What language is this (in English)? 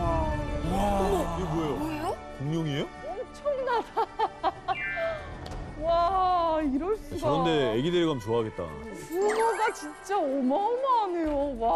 Korean